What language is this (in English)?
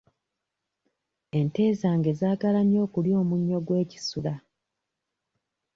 Ganda